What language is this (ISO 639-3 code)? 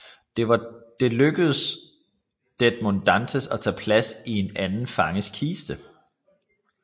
dan